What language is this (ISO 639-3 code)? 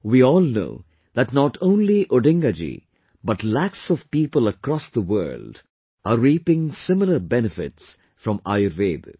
eng